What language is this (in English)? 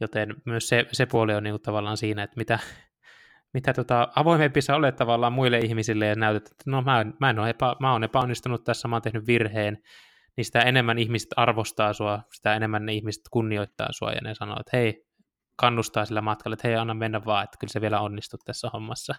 Finnish